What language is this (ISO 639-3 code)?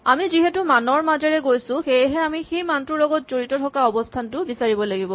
asm